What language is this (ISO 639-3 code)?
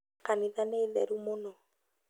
kik